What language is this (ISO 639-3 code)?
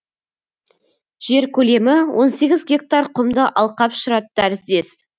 kaz